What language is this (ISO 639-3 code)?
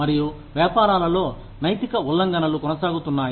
tel